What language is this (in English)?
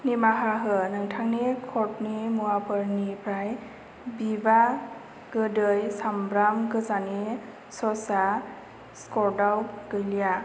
Bodo